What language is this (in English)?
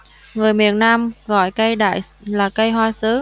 Vietnamese